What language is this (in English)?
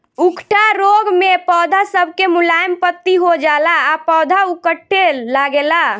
Bhojpuri